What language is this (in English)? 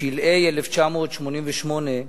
Hebrew